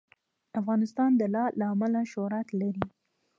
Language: Pashto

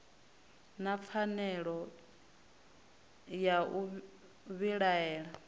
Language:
Venda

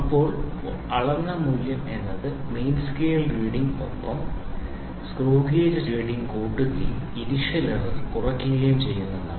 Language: Malayalam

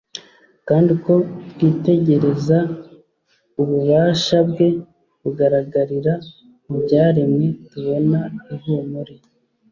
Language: Kinyarwanda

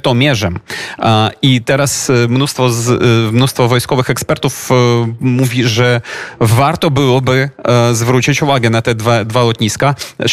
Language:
Polish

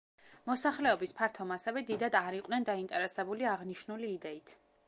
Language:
Georgian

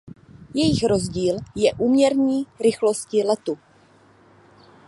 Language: Czech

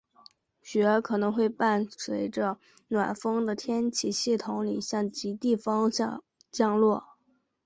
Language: Chinese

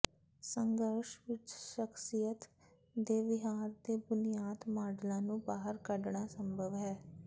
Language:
Punjabi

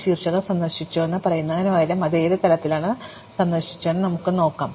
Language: Malayalam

